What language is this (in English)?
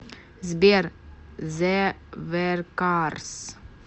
Russian